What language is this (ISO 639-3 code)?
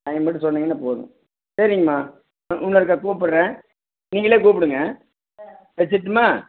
tam